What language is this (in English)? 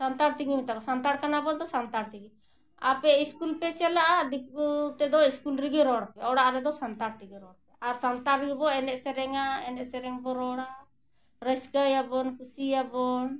Santali